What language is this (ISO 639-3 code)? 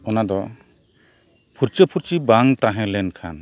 sat